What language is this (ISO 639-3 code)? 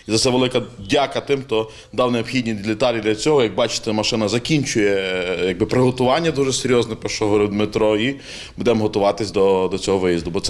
ukr